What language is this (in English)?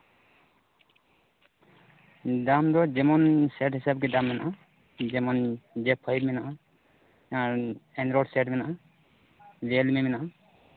Santali